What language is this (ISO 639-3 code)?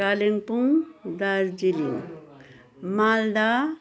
nep